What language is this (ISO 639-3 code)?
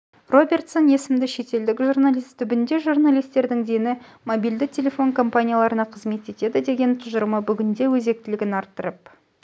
kaz